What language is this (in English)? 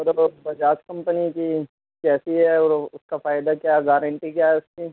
Urdu